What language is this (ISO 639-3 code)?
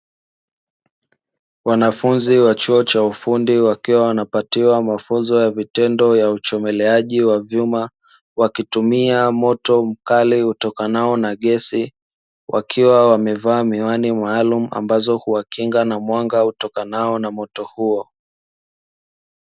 swa